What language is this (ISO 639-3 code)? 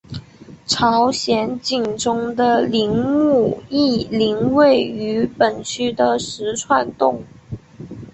zho